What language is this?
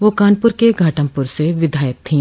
Hindi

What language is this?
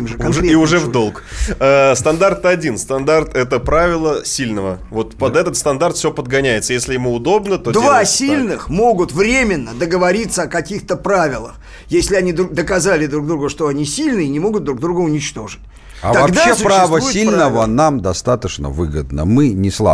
Russian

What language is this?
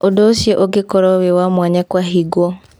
Kikuyu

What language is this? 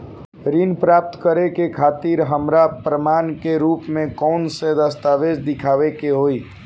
Bhojpuri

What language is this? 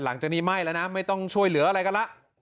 Thai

